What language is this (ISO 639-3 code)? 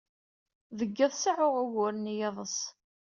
kab